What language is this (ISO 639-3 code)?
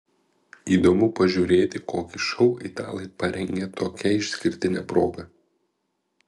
lit